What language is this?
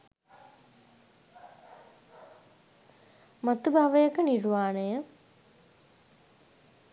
Sinhala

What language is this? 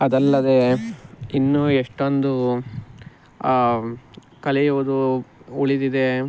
Kannada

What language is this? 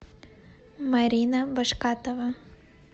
Russian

